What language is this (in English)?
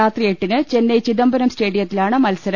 Malayalam